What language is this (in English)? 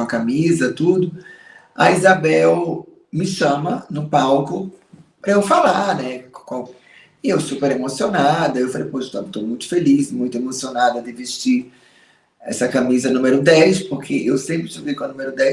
Portuguese